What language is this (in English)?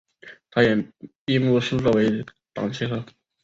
Chinese